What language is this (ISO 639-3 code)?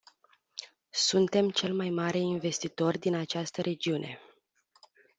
ron